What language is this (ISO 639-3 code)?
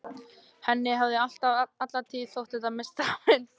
isl